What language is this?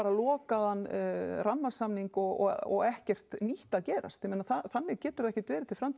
Icelandic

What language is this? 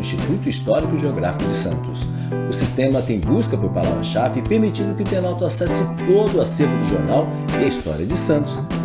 Portuguese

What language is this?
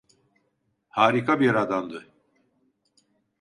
Turkish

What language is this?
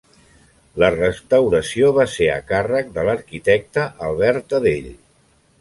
Catalan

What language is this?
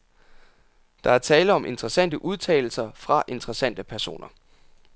Danish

